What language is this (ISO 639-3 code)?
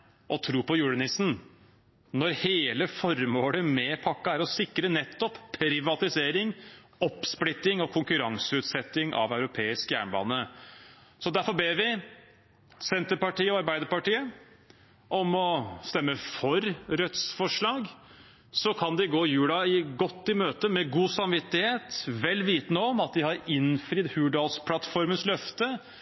nob